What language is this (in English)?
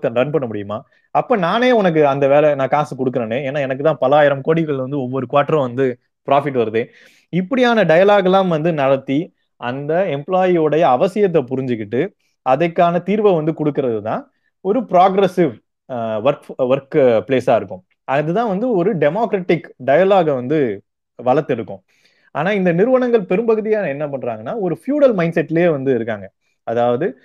Tamil